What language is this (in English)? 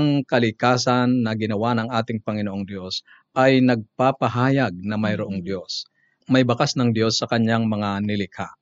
Filipino